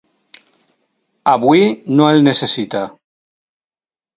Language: Catalan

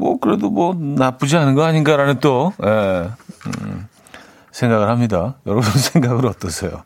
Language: Korean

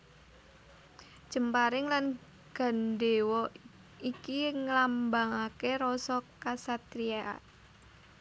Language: Javanese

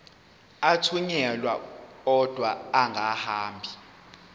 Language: Zulu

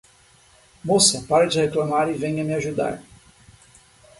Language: Portuguese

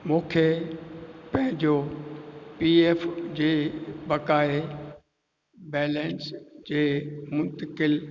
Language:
Sindhi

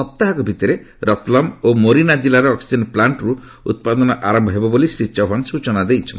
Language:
Odia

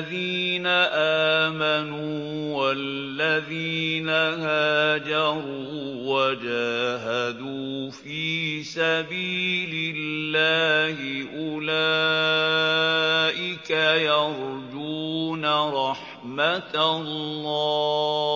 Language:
Arabic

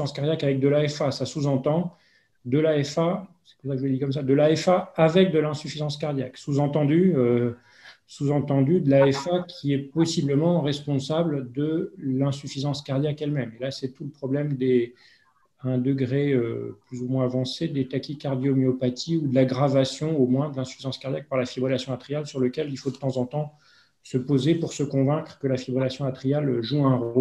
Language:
French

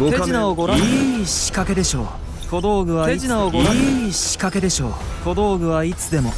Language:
Japanese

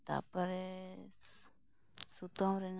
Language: Santali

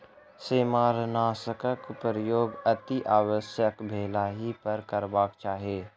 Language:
Maithili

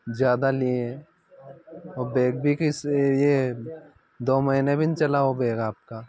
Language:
Hindi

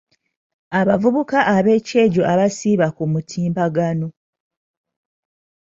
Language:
Ganda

